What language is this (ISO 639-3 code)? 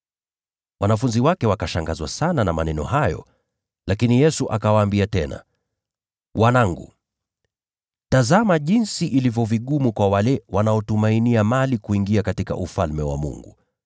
swa